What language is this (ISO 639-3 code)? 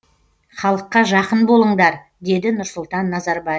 kaz